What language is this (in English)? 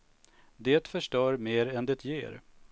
Swedish